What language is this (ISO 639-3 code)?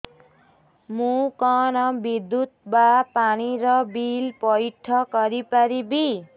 ori